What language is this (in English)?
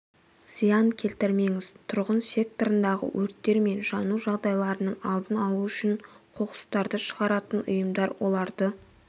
Kazakh